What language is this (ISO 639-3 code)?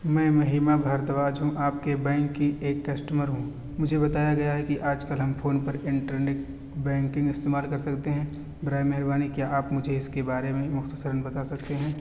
urd